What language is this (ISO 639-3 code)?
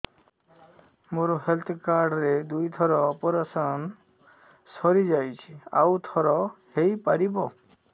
ori